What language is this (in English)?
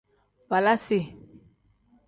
Tem